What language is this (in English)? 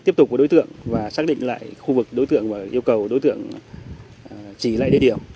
Vietnamese